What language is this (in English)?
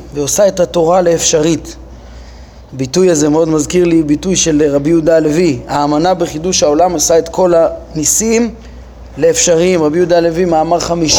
Hebrew